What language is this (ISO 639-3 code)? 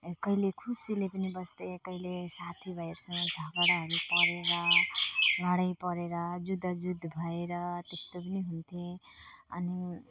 nep